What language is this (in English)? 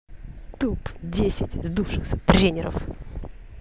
Russian